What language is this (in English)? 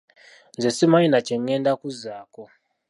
Ganda